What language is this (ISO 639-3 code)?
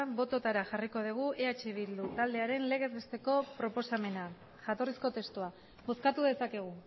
eus